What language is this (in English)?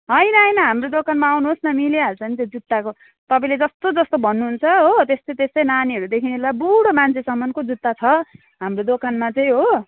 Nepali